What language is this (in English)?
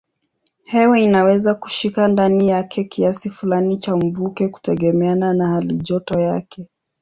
Swahili